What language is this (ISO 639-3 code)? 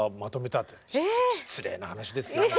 jpn